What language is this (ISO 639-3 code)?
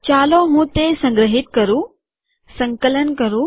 guj